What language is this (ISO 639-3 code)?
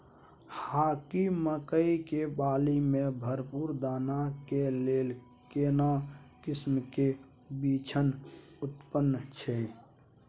mai